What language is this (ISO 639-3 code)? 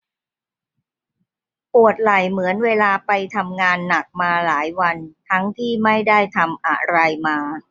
tha